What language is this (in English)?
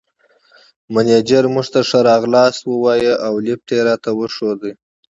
Pashto